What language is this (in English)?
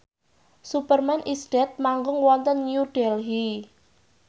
Javanese